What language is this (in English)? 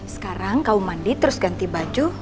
Indonesian